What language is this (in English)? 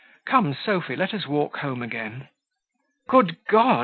English